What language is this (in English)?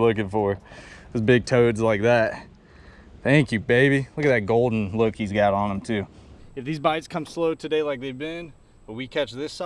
English